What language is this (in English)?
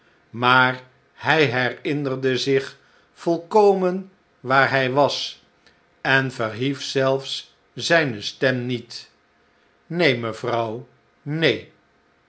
Dutch